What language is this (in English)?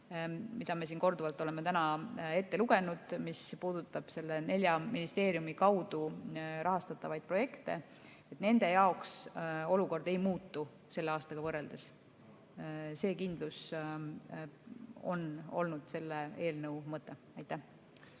Estonian